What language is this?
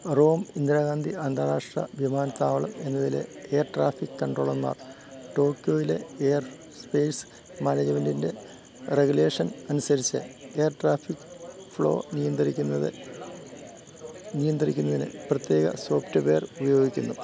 Malayalam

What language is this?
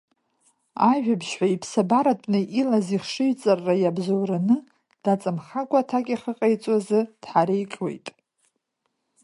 Abkhazian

